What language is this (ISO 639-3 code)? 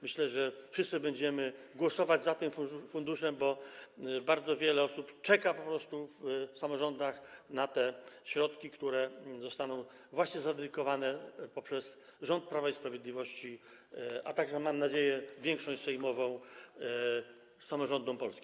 pol